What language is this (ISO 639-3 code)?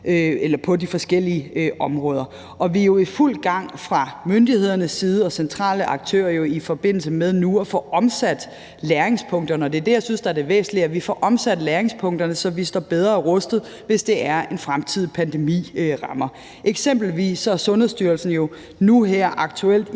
dan